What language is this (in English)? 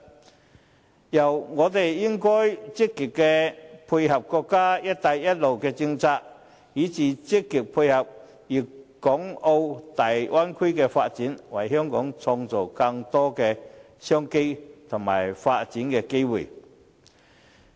Cantonese